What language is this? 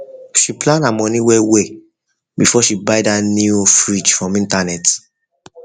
Nigerian Pidgin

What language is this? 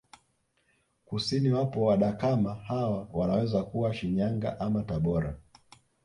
Swahili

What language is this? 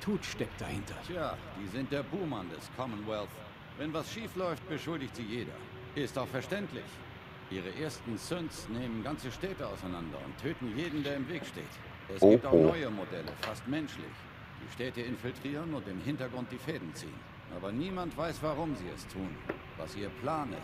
German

